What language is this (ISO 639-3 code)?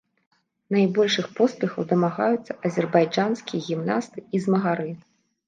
bel